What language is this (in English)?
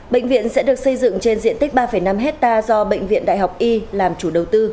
Vietnamese